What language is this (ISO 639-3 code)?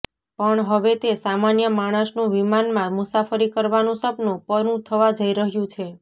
guj